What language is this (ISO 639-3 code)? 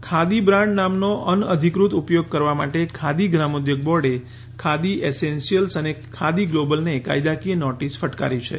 guj